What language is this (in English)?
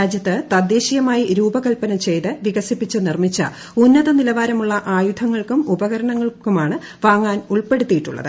Malayalam